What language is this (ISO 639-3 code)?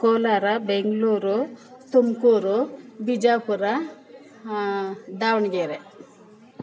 kan